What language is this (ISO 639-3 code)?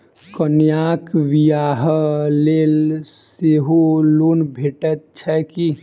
mai